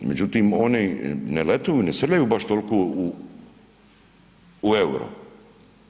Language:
Croatian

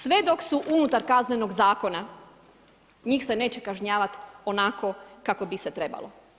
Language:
Croatian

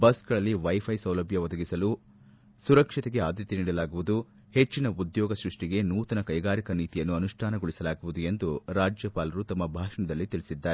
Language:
Kannada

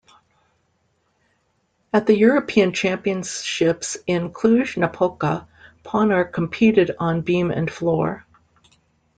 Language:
English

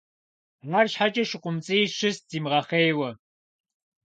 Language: Kabardian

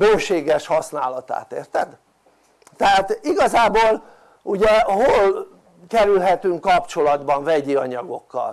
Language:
Hungarian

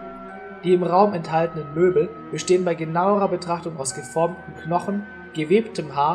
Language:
German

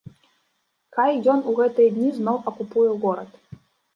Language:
Belarusian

